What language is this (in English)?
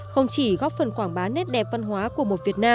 Vietnamese